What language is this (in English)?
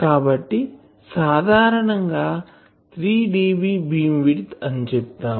Telugu